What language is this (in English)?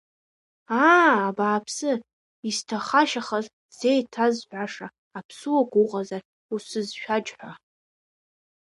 Abkhazian